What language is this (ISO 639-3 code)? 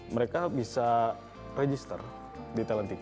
ind